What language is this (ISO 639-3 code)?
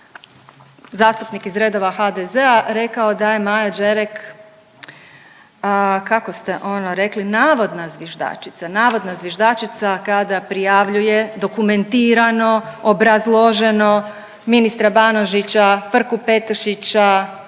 hrv